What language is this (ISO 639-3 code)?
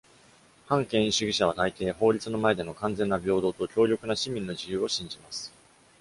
jpn